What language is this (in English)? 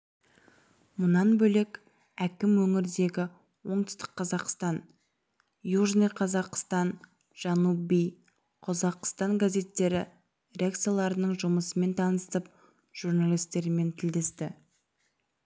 Kazakh